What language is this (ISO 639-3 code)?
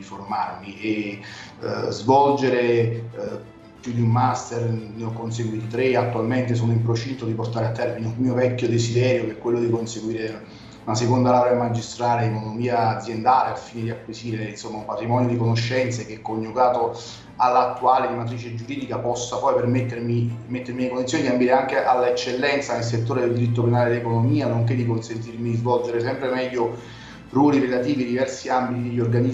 ita